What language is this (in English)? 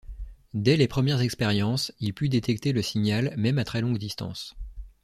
French